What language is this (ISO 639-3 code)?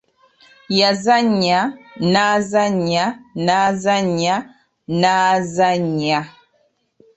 lug